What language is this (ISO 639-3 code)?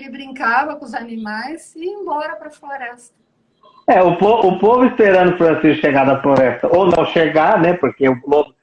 por